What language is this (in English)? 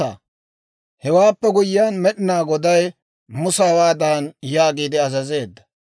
Dawro